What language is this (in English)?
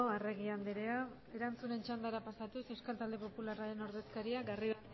Basque